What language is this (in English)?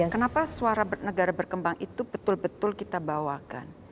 Indonesian